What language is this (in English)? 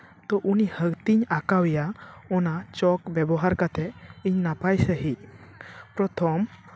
Santali